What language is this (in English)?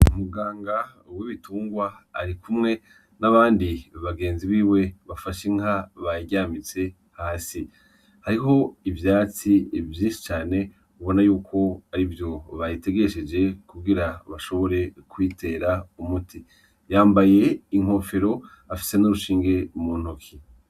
Rundi